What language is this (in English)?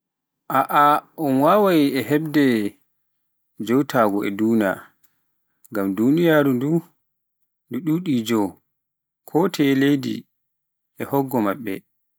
Pular